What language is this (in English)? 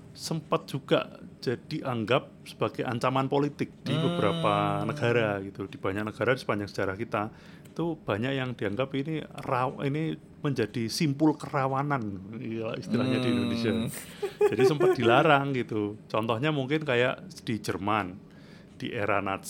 Indonesian